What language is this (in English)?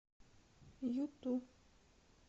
Russian